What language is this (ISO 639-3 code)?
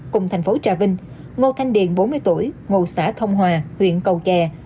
vie